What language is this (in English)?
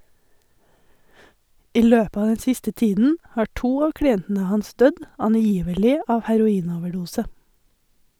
Norwegian